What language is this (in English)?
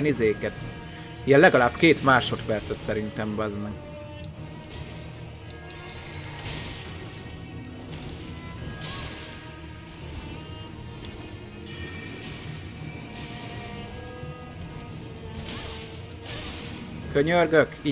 Hungarian